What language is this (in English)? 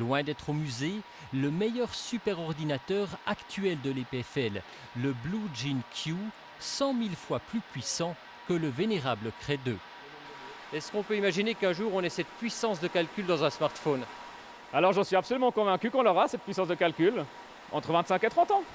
French